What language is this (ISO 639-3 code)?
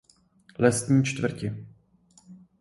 ces